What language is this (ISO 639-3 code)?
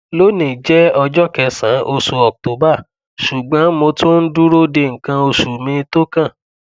yor